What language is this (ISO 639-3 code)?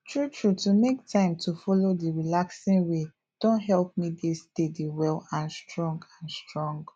pcm